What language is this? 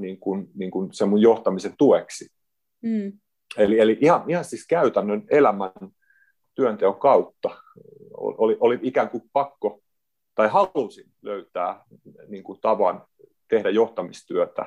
Finnish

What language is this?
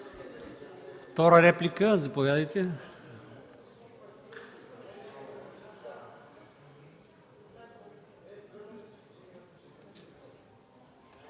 Bulgarian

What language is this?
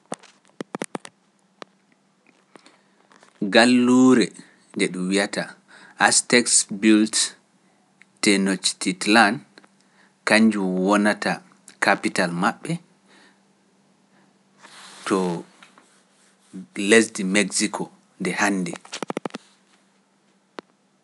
Pular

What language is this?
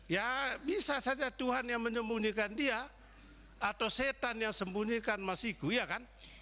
Indonesian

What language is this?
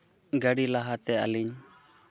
Santali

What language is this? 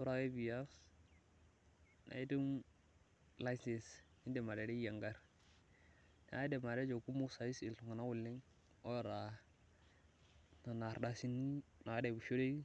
Masai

